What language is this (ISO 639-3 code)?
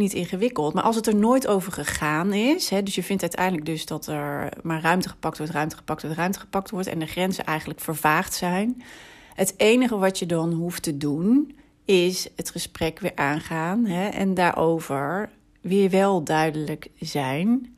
nld